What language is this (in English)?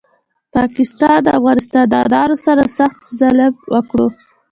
Pashto